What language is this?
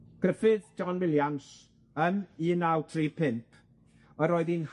Welsh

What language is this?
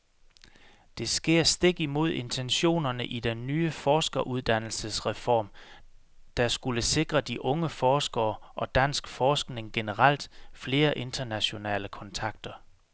Danish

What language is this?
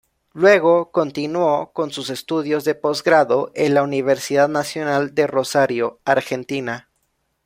Spanish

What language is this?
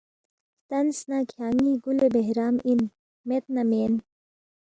Balti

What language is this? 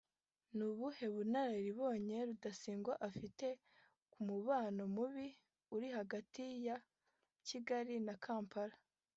Kinyarwanda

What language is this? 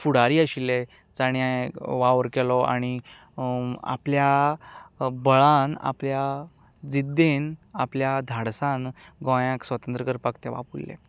Konkani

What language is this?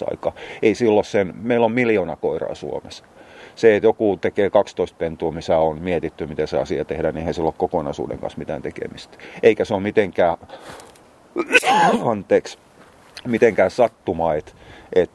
Finnish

